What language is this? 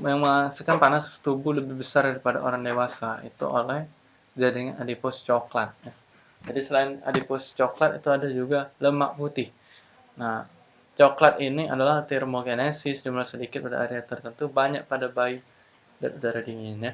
Indonesian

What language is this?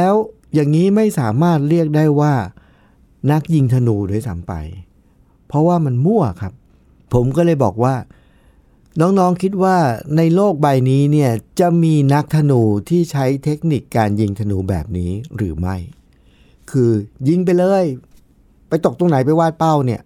Thai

